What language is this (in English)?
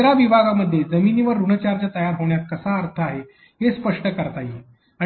Marathi